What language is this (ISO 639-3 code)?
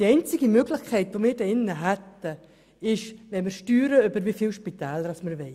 gsw